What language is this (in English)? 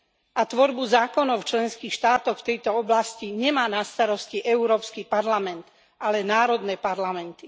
Slovak